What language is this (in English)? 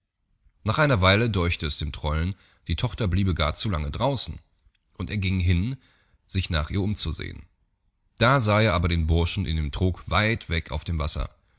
German